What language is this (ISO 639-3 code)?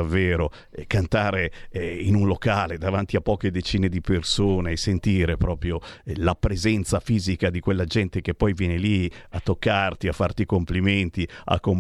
ita